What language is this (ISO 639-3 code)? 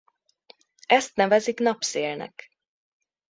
hun